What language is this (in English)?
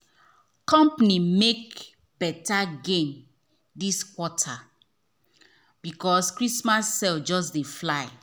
Nigerian Pidgin